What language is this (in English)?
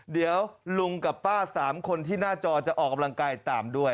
Thai